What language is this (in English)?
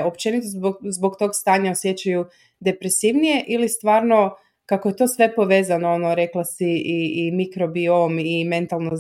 Croatian